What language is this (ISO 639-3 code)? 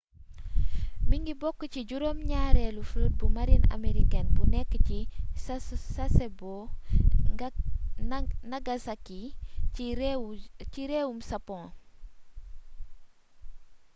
wol